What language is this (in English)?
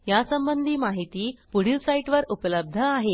Marathi